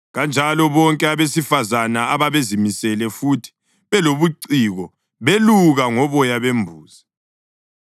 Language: North Ndebele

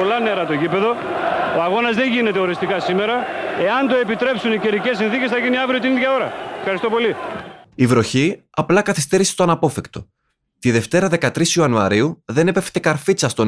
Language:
Greek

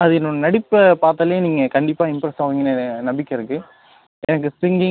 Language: Tamil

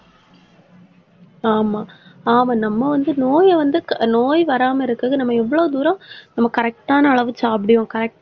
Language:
Tamil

